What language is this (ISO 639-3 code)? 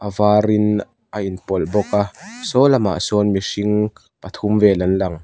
lus